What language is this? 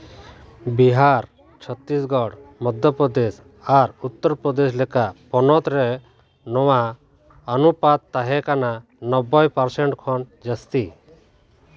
Santali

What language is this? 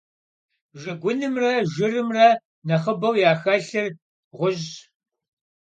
Kabardian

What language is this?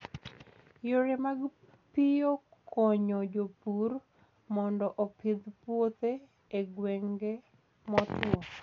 Luo (Kenya and Tanzania)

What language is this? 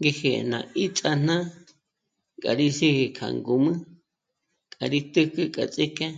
Michoacán Mazahua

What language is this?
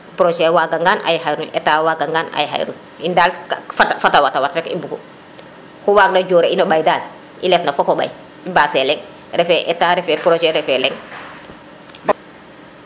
Serer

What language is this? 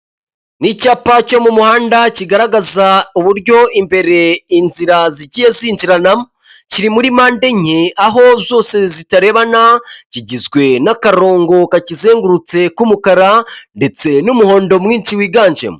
Kinyarwanda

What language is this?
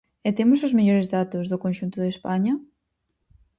Galician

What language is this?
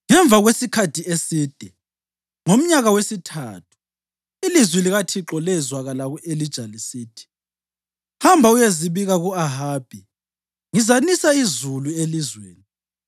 North Ndebele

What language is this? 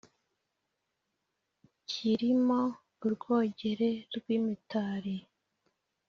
Kinyarwanda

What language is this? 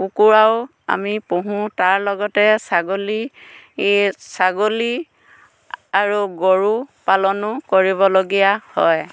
Assamese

